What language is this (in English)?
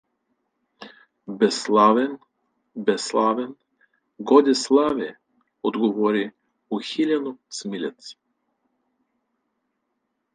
Bulgarian